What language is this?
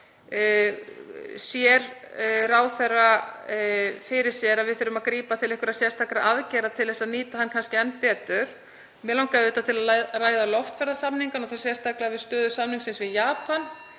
Icelandic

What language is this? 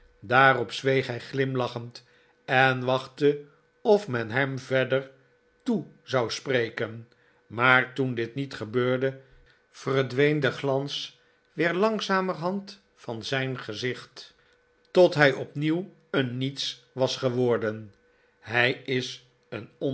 Dutch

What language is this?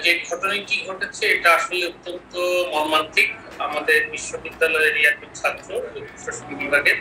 English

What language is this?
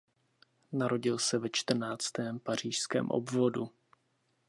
Czech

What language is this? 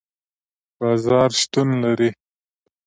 Pashto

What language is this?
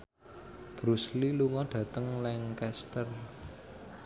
Javanese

